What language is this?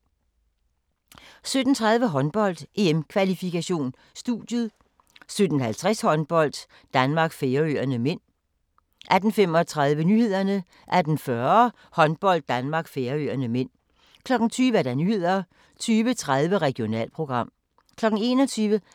Danish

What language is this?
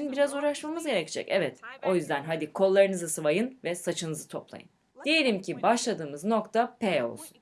Turkish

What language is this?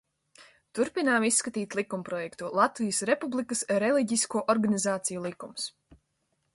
Latvian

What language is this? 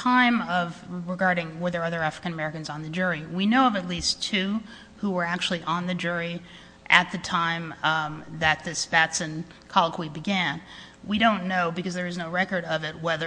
English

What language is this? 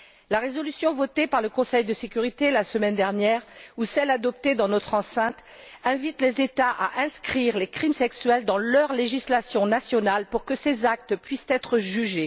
French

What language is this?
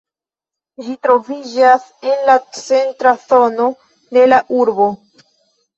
Esperanto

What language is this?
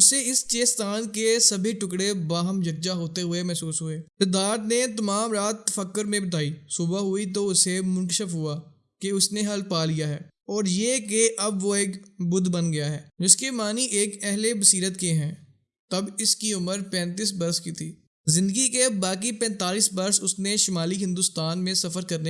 Urdu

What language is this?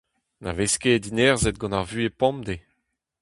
Breton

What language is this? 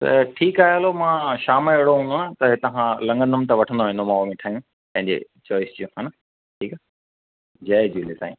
Sindhi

